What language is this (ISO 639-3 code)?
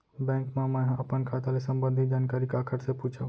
hne